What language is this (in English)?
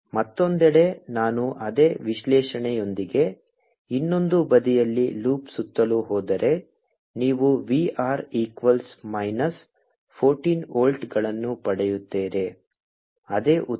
Kannada